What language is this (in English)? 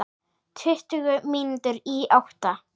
Icelandic